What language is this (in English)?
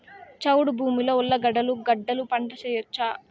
Telugu